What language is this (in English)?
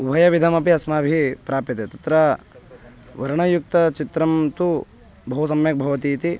Sanskrit